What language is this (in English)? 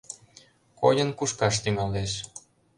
Mari